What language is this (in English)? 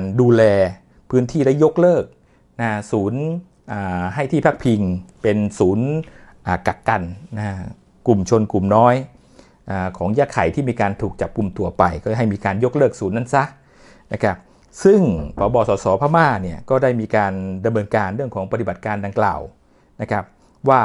Thai